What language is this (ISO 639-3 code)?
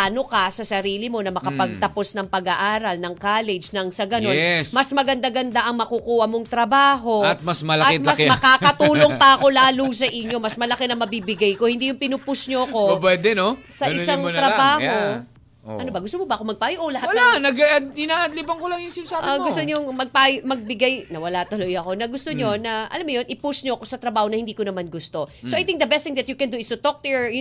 fil